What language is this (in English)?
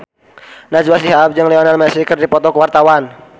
Sundanese